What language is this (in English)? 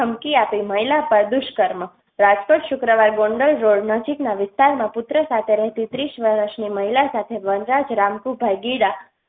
Gujarati